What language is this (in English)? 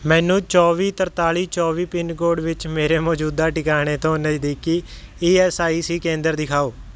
Punjabi